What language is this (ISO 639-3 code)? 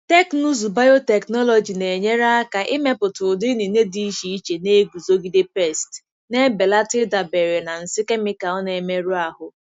ibo